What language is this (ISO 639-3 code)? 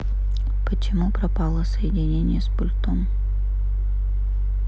rus